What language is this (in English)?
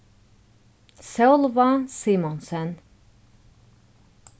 Faroese